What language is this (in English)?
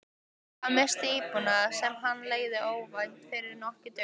Icelandic